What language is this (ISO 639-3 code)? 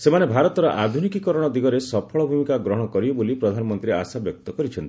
ori